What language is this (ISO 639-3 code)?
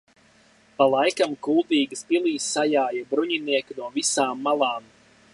lav